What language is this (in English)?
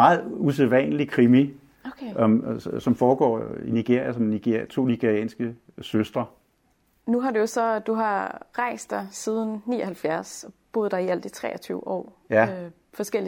Danish